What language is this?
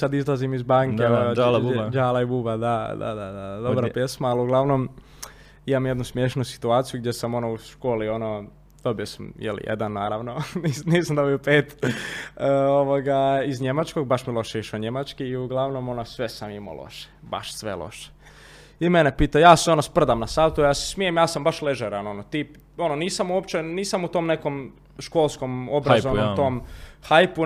Croatian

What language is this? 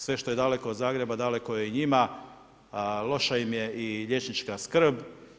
Croatian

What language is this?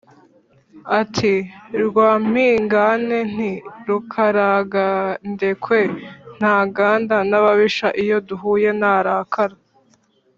Kinyarwanda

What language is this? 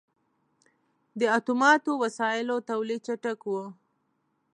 Pashto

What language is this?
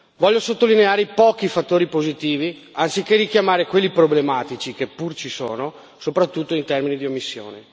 Italian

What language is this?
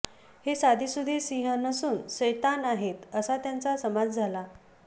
Marathi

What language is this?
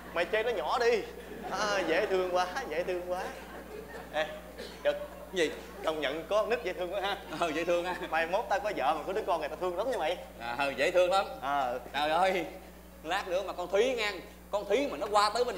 Vietnamese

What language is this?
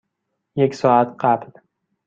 Persian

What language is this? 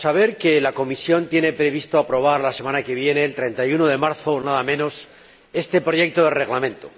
Spanish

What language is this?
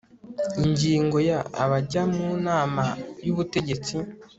Kinyarwanda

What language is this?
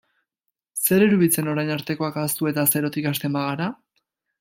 Basque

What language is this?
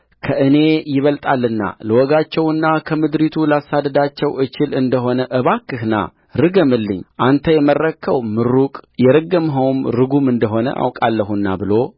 Amharic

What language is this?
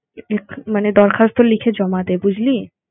Bangla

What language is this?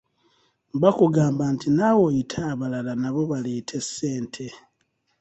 Ganda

